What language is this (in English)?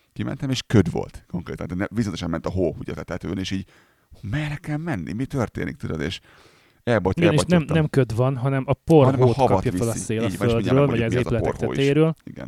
Hungarian